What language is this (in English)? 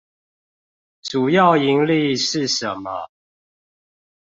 Chinese